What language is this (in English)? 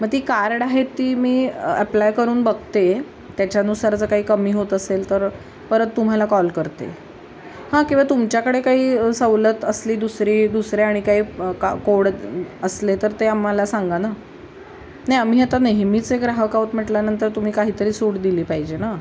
Marathi